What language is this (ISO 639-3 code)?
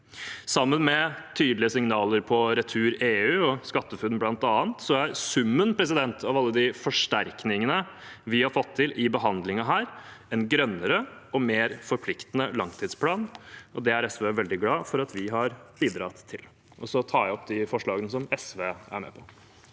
nor